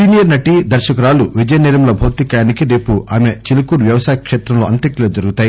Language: Telugu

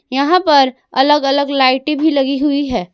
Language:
Hindi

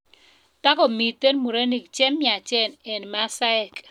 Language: Kalenjin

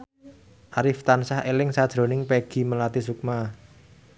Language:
Javanese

